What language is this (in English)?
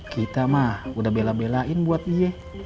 Indonesian